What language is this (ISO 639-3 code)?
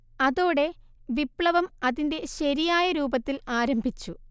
mal